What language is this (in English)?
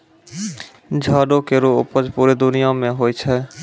Maithili